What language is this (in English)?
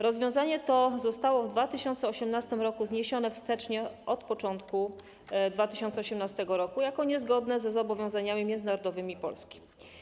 Polish